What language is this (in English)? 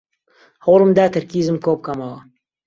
Central Kurdish